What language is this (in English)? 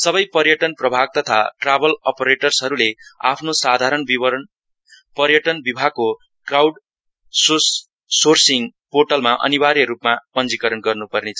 Nepali